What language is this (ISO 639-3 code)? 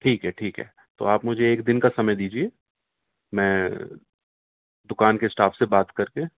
urd